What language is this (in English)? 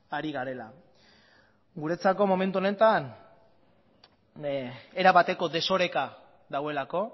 Basque